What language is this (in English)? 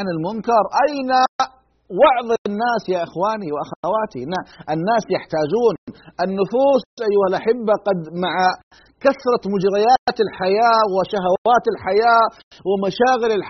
Arabic